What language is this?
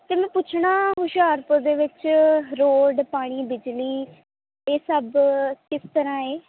Punjabi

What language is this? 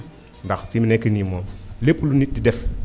Wolof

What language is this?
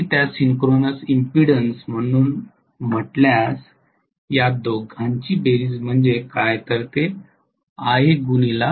Marathi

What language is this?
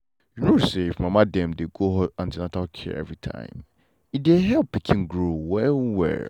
Nigerian Pidgin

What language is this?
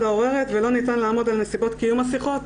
Hebrew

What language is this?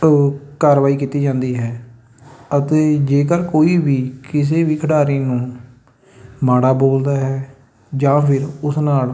Punjabi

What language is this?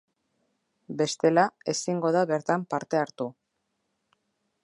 Basque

